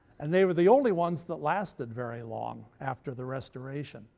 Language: English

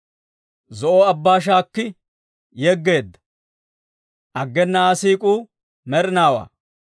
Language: Dawro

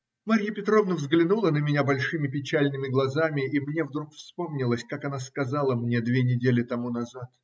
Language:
Russian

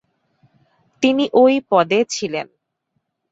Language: Bangla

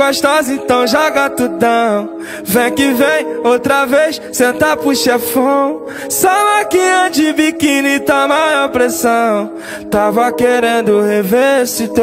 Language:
Arabic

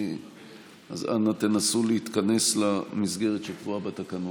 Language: Hebrew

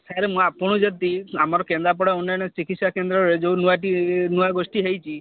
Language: Odia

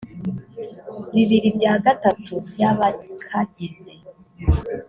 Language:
Kinyarwanda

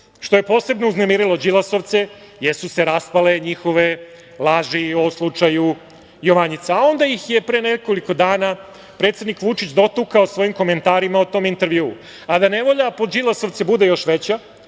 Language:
Serbian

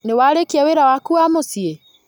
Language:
Kikuyu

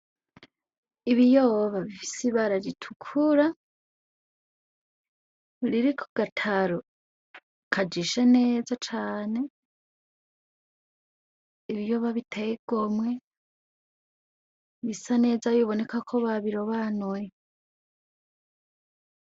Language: Rundi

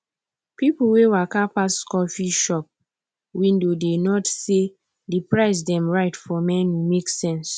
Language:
Nigerian Pidgin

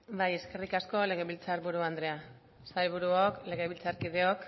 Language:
Basque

